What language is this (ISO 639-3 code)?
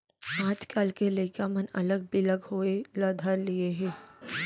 hne